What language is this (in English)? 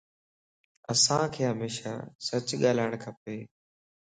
Lasi